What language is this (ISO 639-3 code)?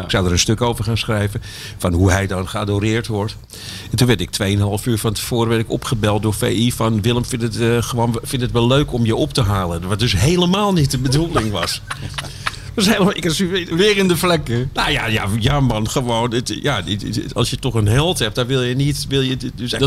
nld